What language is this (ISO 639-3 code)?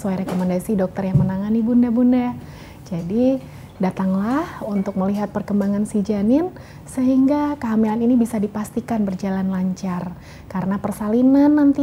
ind